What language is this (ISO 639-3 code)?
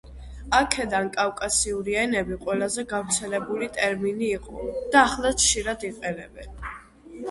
kat